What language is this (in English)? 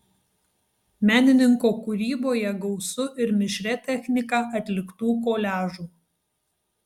Lithuanian